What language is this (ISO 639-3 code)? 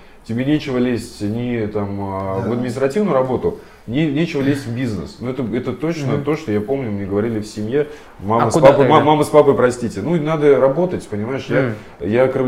rus